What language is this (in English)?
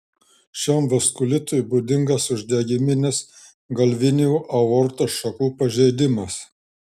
Lithuanian